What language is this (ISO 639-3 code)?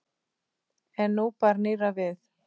isl